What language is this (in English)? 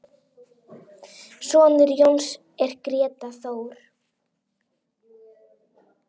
Icelandic